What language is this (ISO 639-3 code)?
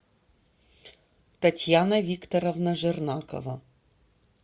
rus